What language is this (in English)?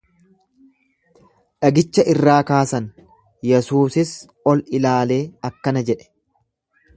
Oromo